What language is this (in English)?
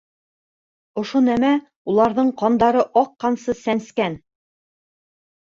Bashkir